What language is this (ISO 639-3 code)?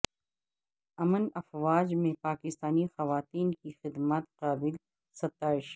urd